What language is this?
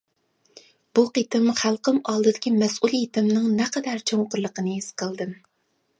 Uyghur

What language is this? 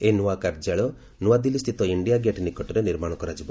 Odia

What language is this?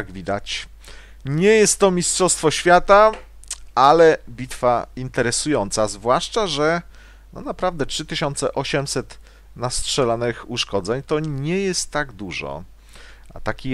Polish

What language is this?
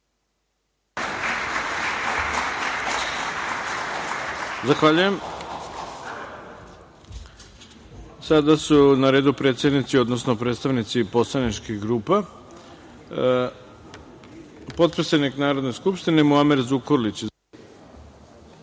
Serbian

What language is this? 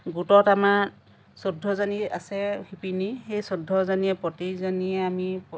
Assamese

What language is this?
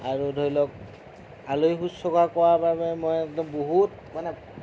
Assamese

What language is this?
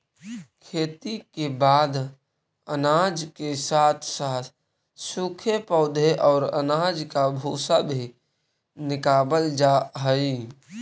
Magahi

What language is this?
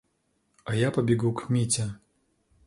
Russian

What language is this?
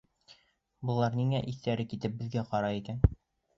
Bashkir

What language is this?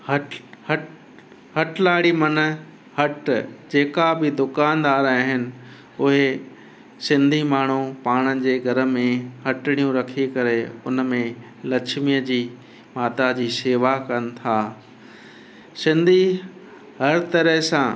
Sindhi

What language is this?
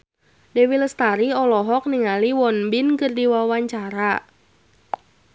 Sundanese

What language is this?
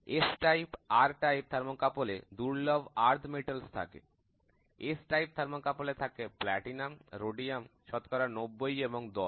Bangla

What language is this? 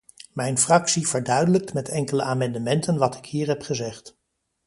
Dutch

